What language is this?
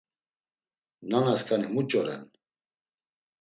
Laz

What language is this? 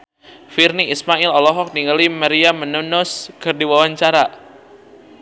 Sundanese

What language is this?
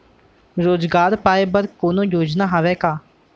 Chhattisgarhi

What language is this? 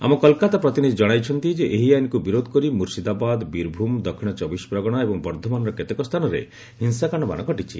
Odia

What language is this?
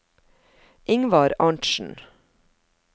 Norwegian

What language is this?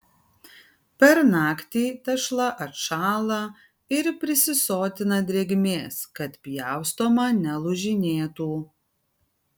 Lithuanian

